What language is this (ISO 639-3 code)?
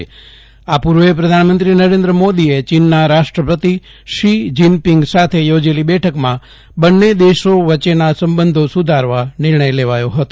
guj